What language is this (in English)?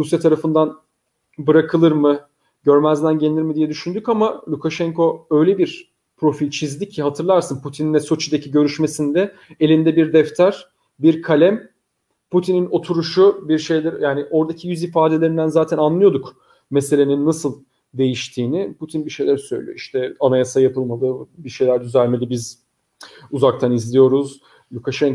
Turkish